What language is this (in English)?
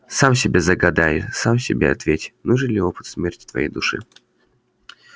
Russian